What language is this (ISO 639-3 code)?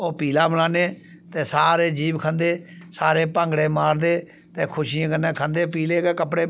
doi